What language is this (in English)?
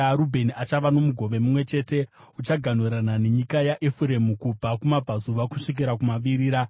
Shona